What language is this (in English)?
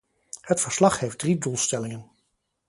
Dutch